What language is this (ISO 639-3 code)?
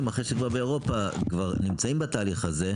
heb